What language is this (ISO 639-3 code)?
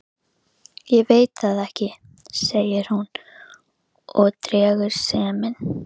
isl